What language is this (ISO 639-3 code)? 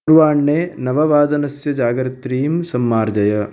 san